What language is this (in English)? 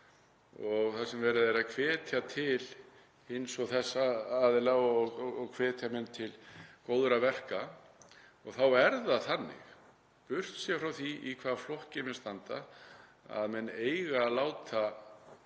Icelandic